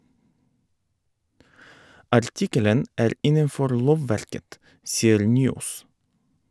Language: Norwegian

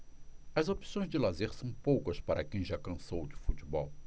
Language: Portuguese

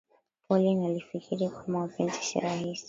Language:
Swahili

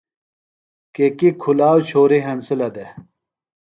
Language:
Phalura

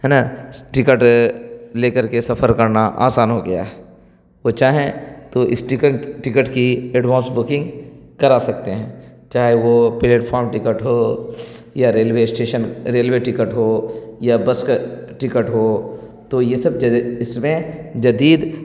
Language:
Urdu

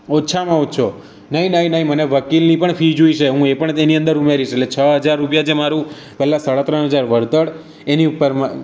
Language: Gujarati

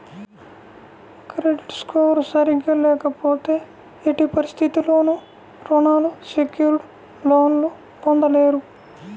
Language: Telugu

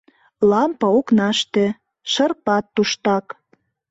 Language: Mari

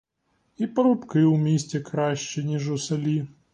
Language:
Ukrainian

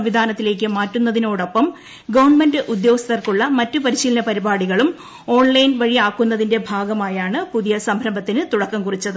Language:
Malayalam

